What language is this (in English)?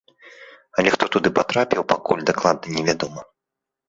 Belarusian